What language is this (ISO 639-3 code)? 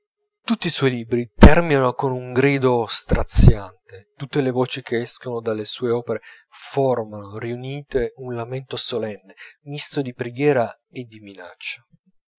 ita